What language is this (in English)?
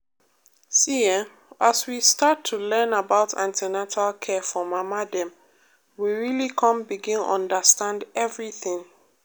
Nigerian Pidgin